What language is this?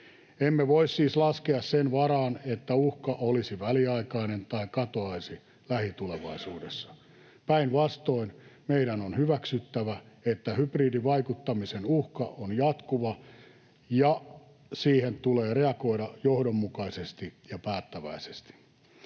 Finnish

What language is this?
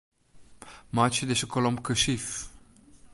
Western Frisian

